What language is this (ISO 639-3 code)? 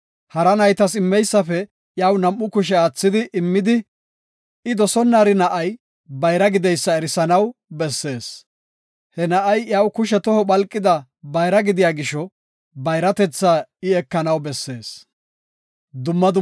gof